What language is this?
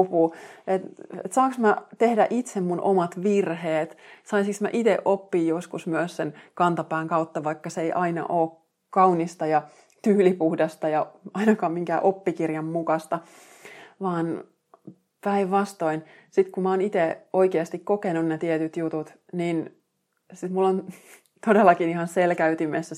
Finnish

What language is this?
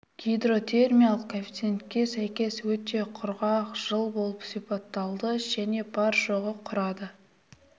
Kazakh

